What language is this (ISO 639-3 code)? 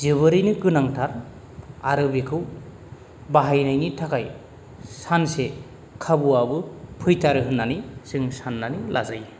brx